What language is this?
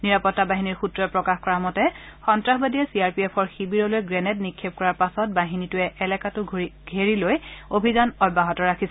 Assamese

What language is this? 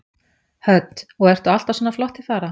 Icelandic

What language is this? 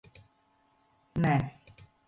Latvian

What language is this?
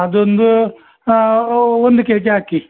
Kannada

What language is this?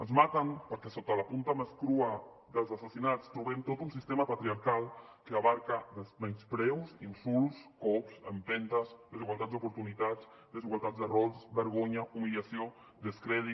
Catalan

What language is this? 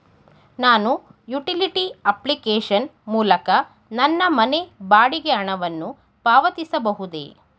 Kannada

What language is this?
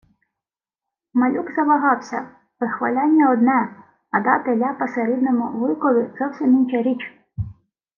Ukrainian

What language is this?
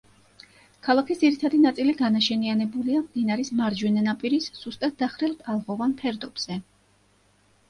Georgian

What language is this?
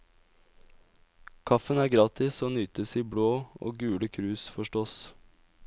Norwegian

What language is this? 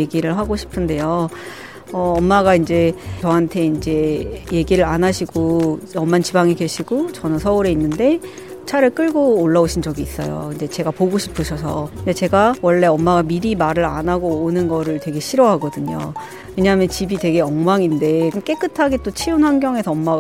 Korean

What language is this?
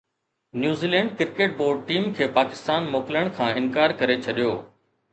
Sindhi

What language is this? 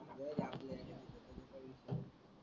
Marathi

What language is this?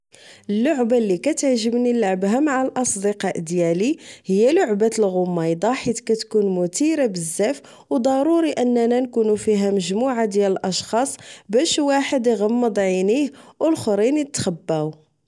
Moroccan Arabic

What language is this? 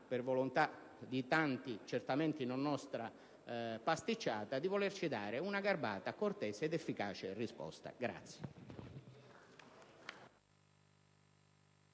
Italian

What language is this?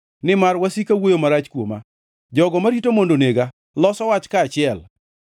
Luo (Kenya and Tanzania)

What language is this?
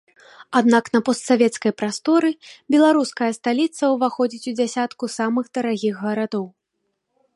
Belarusian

